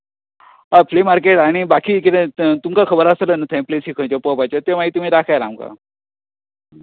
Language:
Konkani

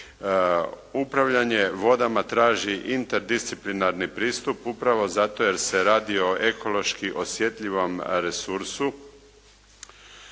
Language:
Croatian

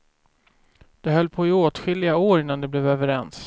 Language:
Swedish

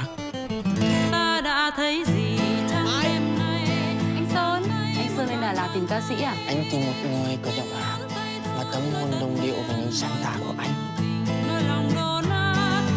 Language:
Vietnamese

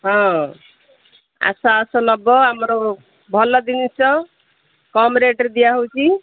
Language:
Odia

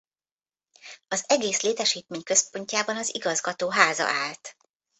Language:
Hungarian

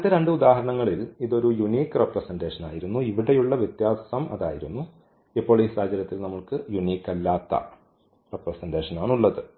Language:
Malayalam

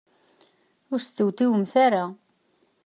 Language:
Kabyle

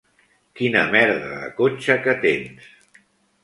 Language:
Catalan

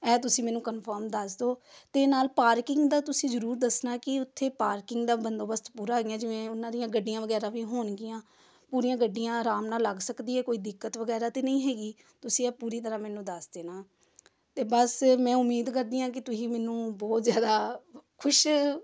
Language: Punjabi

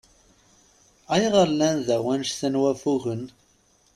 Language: Kabyle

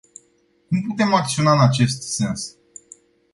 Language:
Romanian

